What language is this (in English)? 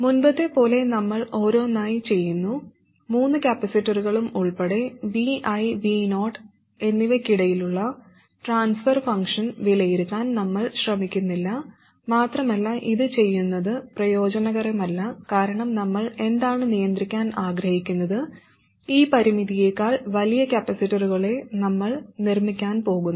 Malayalam